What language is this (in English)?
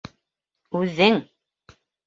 Bashkir